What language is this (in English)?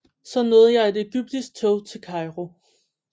Danish